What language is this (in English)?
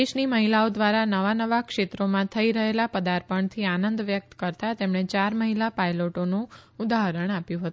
Gujarati